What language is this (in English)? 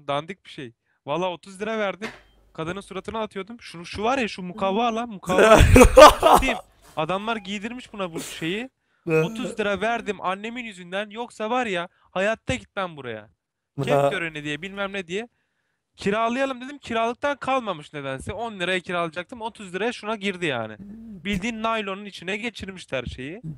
Turkish